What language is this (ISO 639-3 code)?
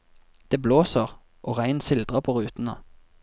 nor